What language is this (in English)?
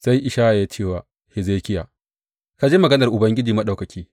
Hausa